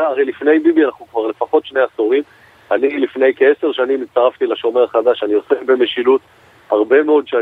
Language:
Hebrew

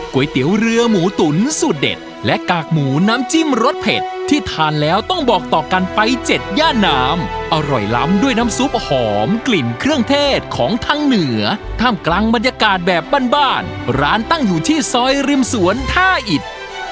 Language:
Thai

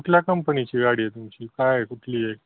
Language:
Marathi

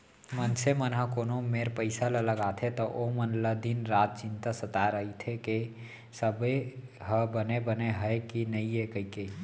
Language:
Chhattisgarhi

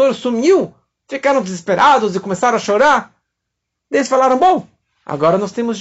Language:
Portuguese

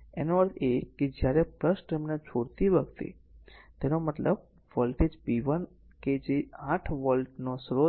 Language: Gujarati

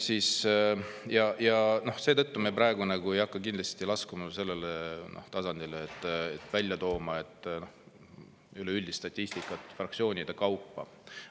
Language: Estonian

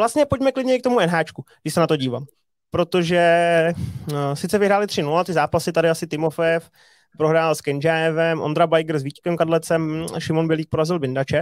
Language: Czech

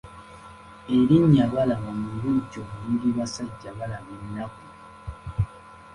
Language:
Ganda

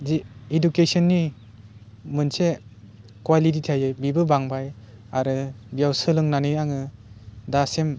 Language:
Bodo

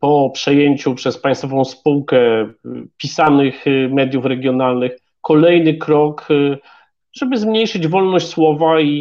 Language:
Polish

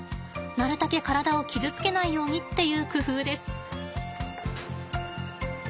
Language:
Japanese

